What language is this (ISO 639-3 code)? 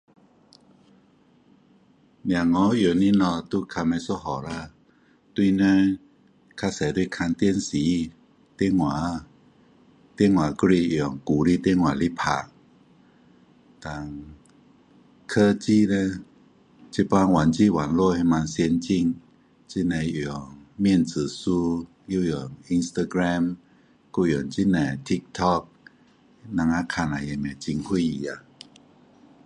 cdo